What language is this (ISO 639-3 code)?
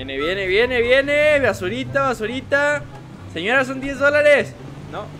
spa